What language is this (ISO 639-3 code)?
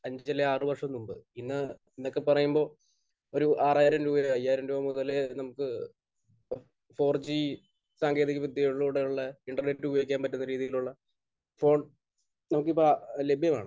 mal